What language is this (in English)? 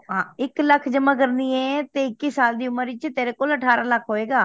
Punjabi